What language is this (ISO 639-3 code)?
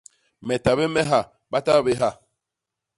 bas